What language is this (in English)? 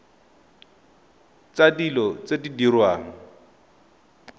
Tswana